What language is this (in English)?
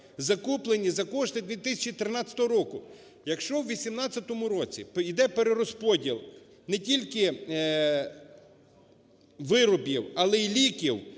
Ukrainian